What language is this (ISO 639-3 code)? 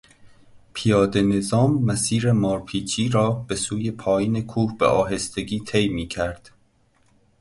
fas